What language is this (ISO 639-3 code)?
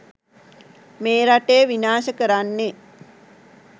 sin